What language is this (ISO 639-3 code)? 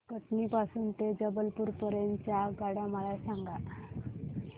mar